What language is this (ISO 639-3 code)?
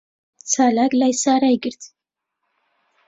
ckb